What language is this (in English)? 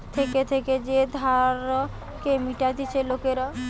Bangla